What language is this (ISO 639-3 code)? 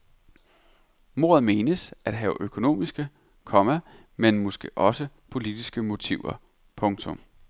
dan